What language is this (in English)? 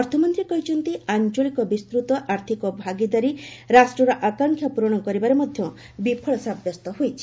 Odia